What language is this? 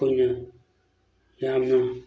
Manipuri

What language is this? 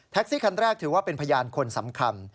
Thai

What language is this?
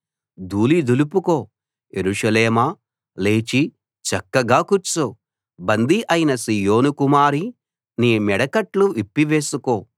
Telugu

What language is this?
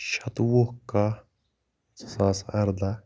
Kashmiri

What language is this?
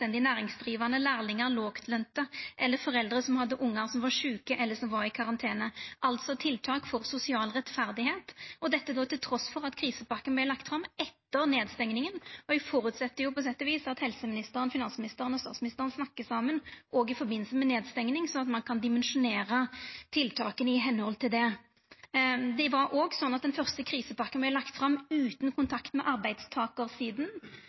Norwegian Nynorsk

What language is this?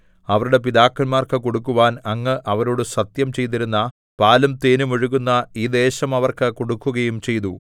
Malayalam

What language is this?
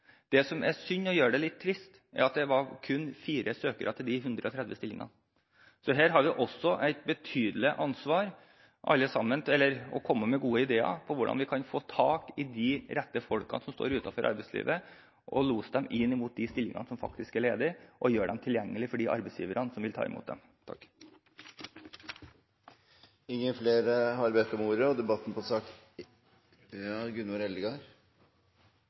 Norwegian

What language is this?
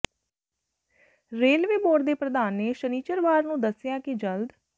Punjabi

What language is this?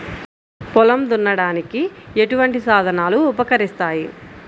Telugu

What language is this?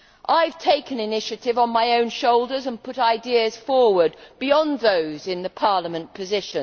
English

